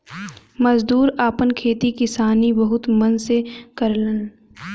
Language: Bhojpuri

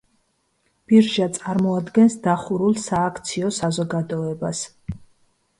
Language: Georgian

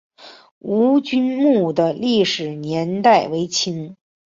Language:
Chinese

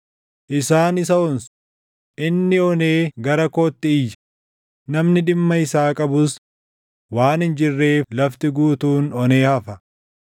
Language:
Oromo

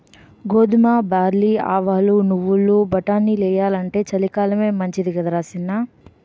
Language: Telugu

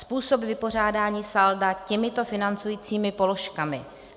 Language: Czech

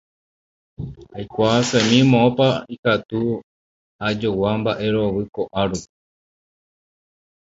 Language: Guarani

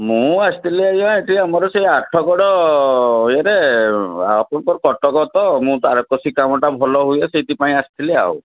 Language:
Odia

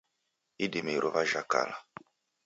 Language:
Taita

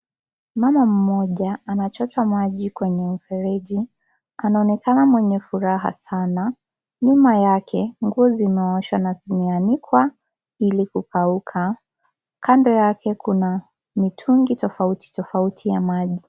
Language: Swahili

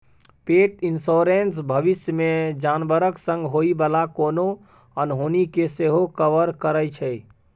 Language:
Maithili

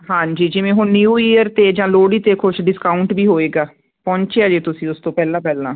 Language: Punjabi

